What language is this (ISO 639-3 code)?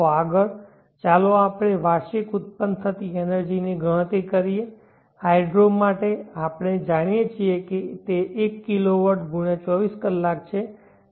guj